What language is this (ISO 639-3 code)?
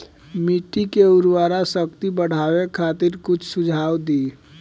bho